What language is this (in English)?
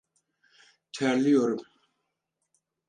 Turkish